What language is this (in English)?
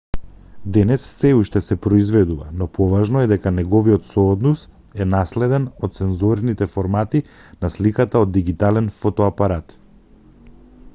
Macedonian